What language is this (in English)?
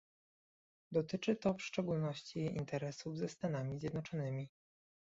Polish